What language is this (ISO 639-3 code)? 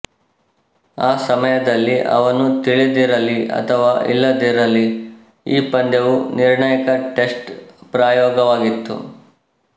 kan